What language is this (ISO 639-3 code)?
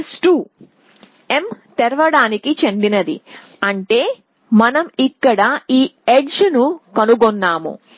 tel